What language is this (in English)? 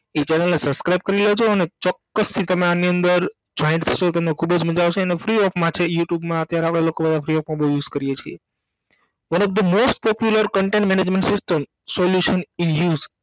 Gujarati